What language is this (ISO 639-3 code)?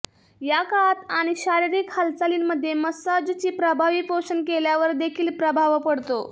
mar